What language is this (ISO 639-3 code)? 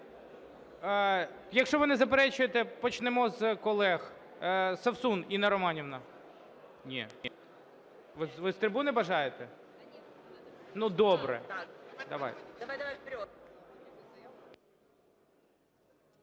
ukr